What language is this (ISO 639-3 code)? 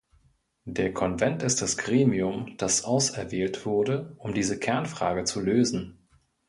deu